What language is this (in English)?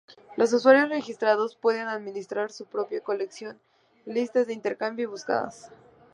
Spanish